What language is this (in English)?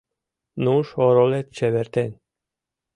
Mari